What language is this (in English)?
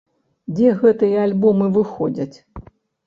Belarusian